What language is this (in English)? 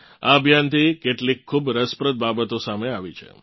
Gujarati